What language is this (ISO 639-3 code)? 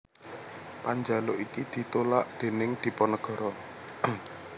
jav